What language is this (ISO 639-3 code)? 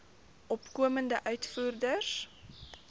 afr